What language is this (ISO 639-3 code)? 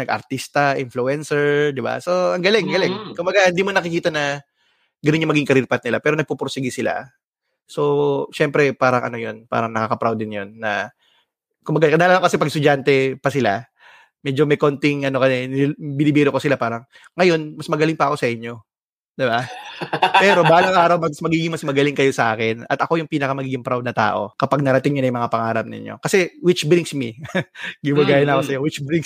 fil